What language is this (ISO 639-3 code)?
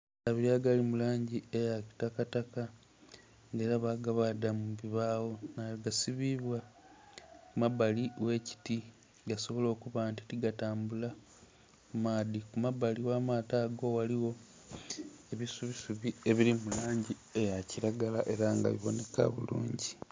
xog